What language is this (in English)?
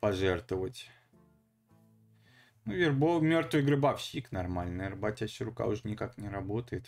Russian